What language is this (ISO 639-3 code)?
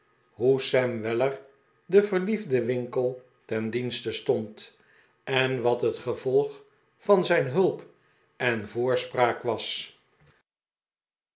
nld